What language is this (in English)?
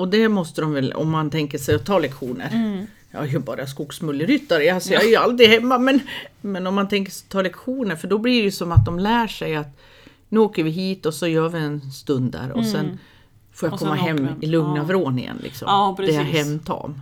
Swedish